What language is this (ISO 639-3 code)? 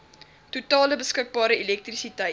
afr